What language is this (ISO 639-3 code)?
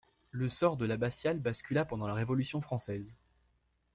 fra